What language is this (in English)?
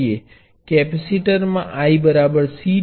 Gujarati